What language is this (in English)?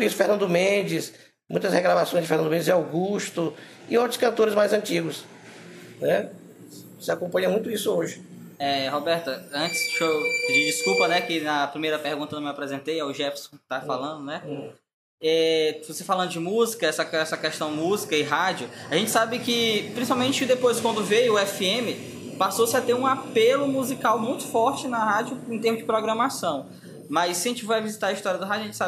Portuguese